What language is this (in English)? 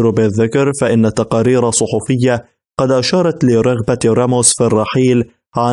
Arabic